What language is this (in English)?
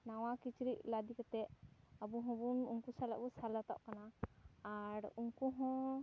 Santali